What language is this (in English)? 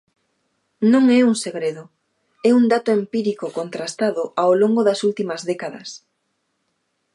Galician